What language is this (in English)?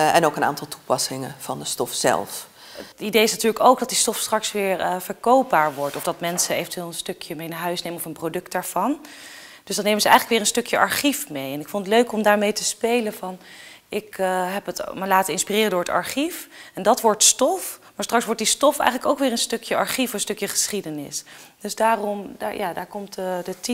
Dutch